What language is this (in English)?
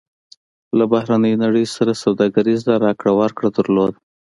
Pashto